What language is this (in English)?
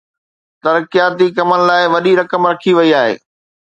Sindhi